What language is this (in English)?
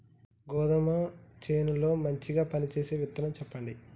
Telugu